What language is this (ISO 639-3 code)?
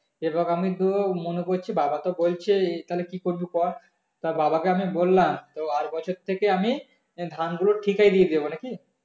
ben